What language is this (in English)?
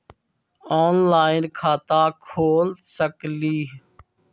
Magahi